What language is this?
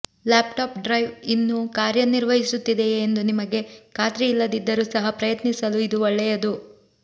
Kannada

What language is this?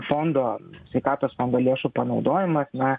Lithuanian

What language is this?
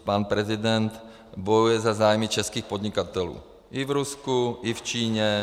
Czech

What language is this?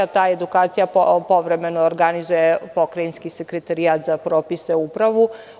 Serbian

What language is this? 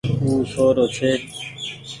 Goaria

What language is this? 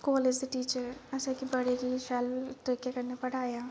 Dogri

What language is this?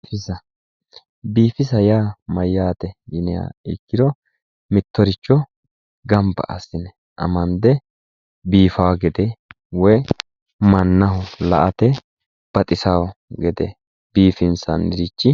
Sidamo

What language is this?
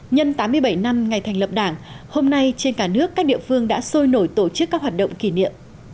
Vietnamese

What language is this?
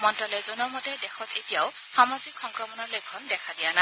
Assamese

